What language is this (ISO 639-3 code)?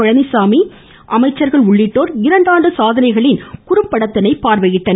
tam